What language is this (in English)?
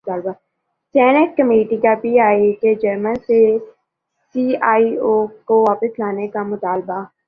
Urdu